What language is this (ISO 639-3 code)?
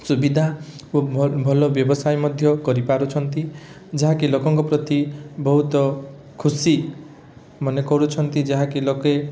ori